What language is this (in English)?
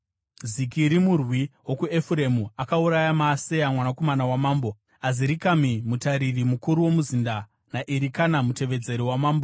Shona